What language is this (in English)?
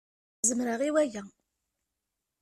Kabyle